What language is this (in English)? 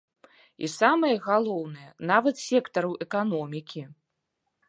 Belarusian